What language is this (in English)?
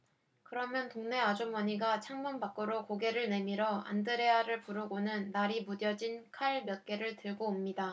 Korean